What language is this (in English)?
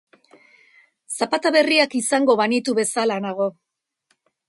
Basque